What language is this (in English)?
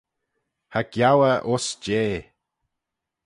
Manx